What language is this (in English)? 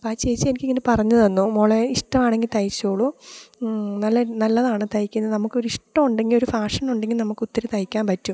Malayalam